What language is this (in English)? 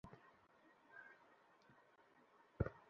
Bangla